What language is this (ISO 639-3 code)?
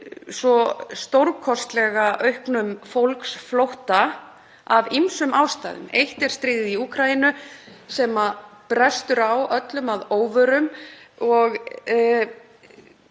isl